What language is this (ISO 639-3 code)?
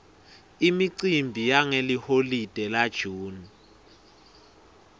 ssw